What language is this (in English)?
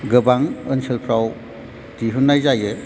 Bodo